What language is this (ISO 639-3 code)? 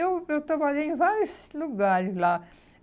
por